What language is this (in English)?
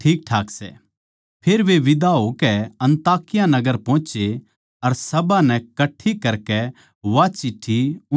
Haryanvi